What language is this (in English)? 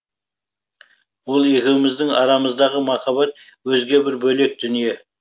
Kazakh